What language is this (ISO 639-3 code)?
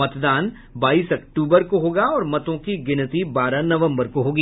hin